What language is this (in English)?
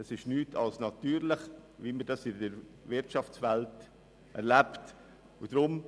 Swiss German